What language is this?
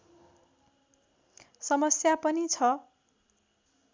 Nepali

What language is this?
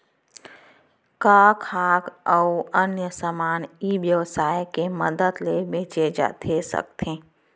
Chhattisgarhi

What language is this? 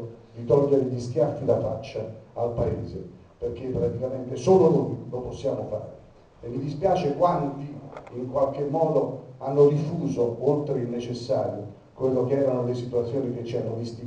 Italian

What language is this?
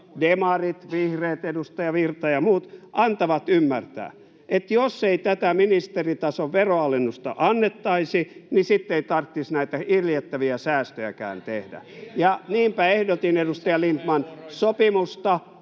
Finnish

